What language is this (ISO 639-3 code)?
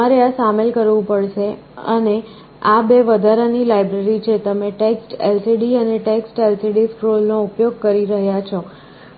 guj